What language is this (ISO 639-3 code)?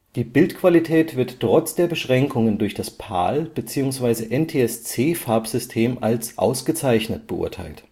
deu